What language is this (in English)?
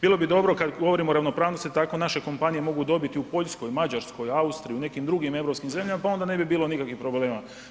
Croatian